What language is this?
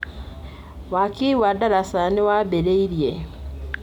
Kikuyu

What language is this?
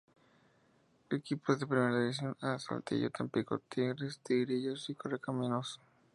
Spanish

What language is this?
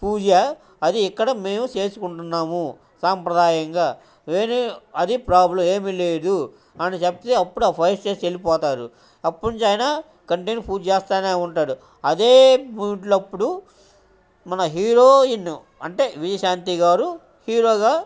Telugu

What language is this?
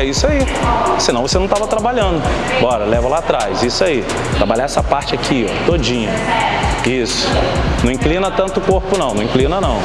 Portuguese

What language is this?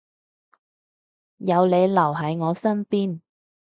Cantonese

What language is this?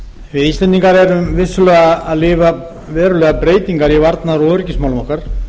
Icelandic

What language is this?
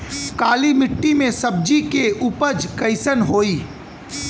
Bhojpuri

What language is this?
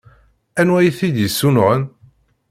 Kabyle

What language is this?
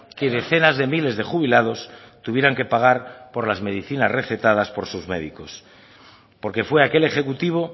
Spanish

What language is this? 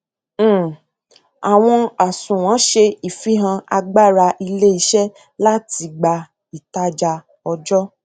Yoruba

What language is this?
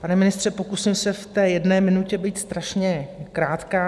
Czech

